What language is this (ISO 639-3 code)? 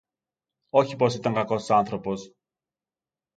ell